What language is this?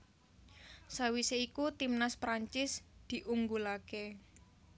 Javanese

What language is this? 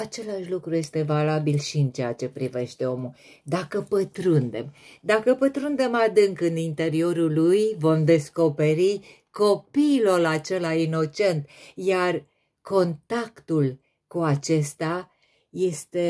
Romanian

